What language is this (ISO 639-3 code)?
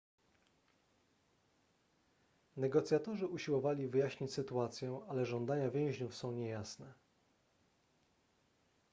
pol